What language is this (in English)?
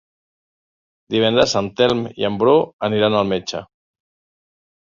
Catalan